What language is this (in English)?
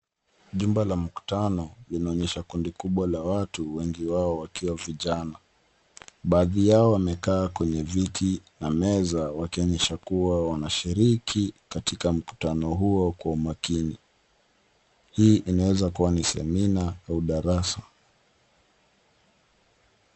Swahili